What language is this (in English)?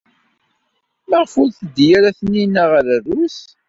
Kabyle